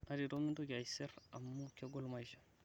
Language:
Masai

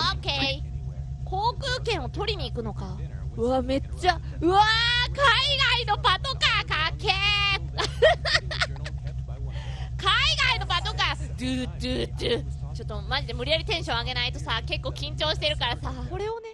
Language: Japanese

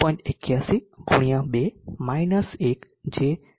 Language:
Gujarati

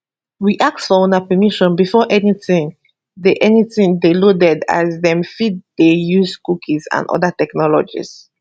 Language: Nigerian Pidgin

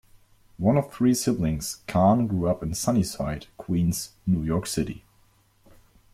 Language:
English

